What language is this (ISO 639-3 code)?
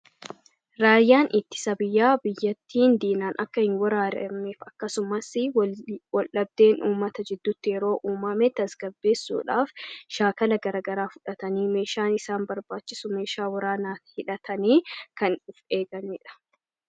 orm